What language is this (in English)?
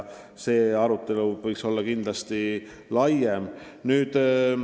Estonian